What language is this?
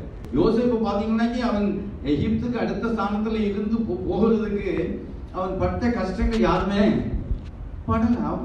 Korean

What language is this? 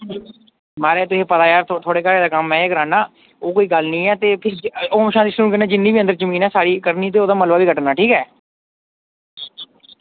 Dogri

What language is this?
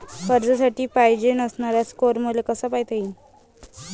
Marathi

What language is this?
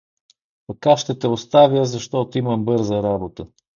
Bulgarian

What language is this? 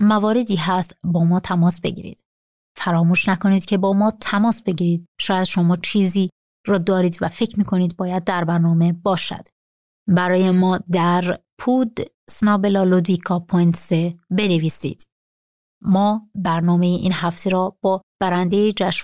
Persian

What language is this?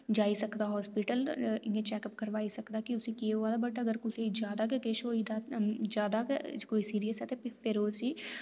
Dogri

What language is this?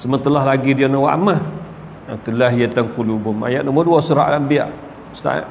Malay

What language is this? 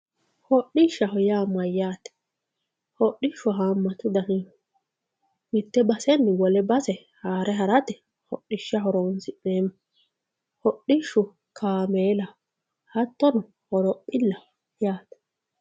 Sidamo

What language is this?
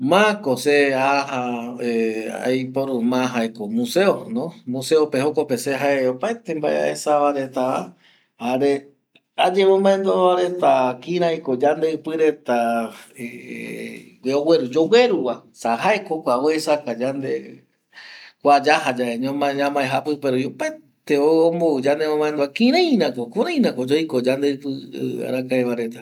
Eastern Bolivian Guaraní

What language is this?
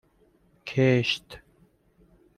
Persian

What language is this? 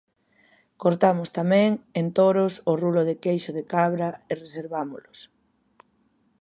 Galician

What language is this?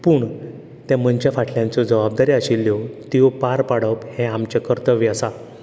Konkani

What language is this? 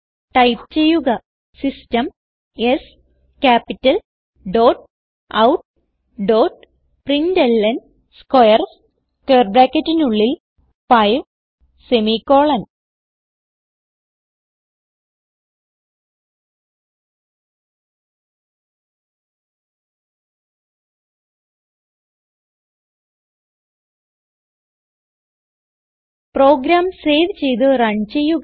Malayalam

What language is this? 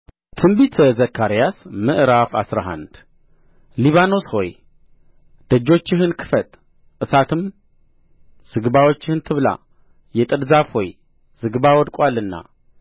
Amharic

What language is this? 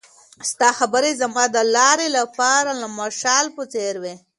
Pashto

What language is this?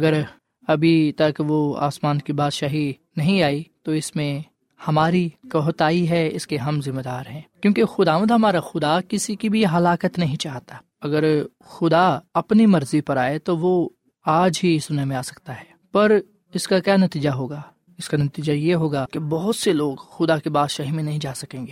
Urdu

